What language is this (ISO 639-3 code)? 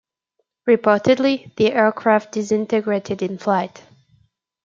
eng